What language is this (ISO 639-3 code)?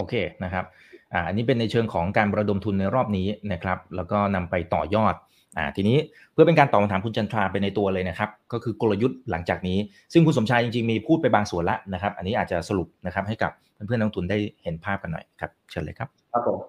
tha